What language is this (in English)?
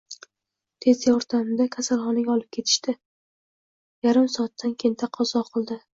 Uzbek